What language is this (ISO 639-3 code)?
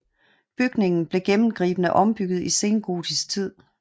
dan